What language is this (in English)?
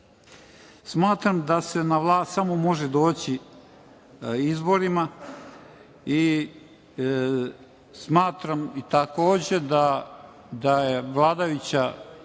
Serbian